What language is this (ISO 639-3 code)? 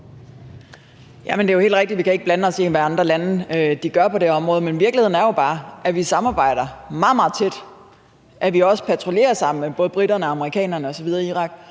dan